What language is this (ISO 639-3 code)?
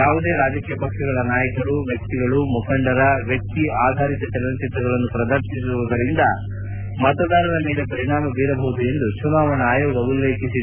kan